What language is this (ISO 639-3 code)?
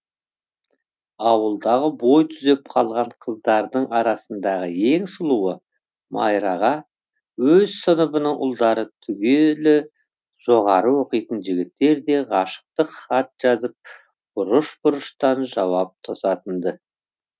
kaz